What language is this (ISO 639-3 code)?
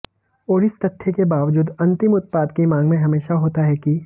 hin